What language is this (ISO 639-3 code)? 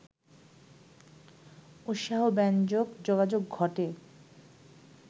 ben